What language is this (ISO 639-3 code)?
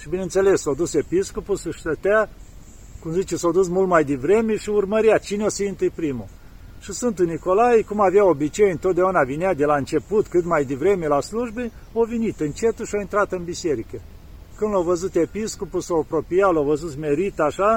ron